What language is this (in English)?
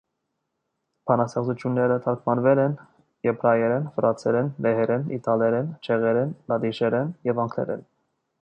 Armenian